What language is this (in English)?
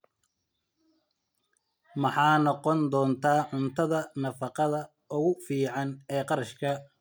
Somali